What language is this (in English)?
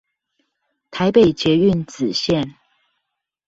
Chinese